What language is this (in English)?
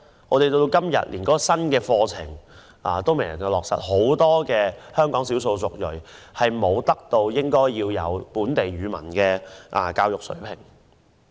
Cantonese